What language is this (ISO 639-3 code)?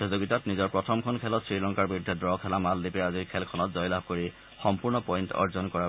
asm